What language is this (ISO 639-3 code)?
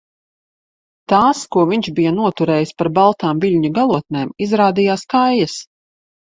lav